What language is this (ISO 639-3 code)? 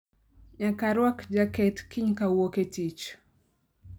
luo